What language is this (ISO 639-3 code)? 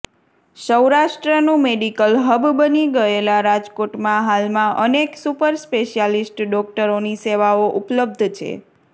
guj